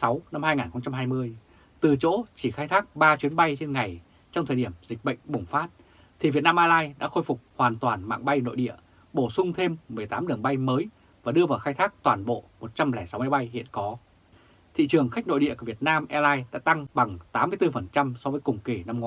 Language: Vietnamese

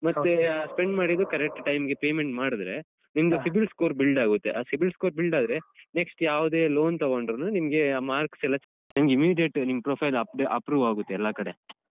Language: Kannada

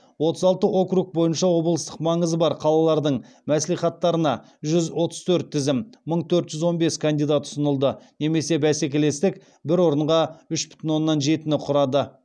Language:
Kazakh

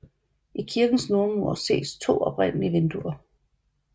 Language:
Danish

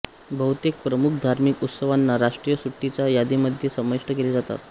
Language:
Marathi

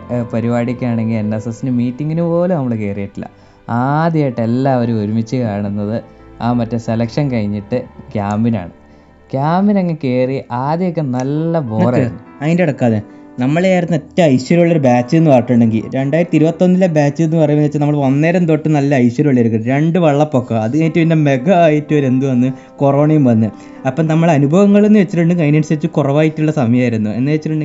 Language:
Malayalam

